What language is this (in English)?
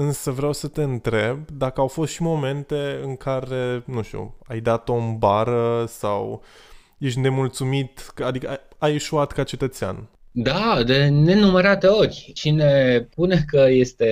Romanian